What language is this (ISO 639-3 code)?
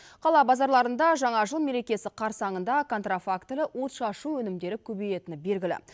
kaz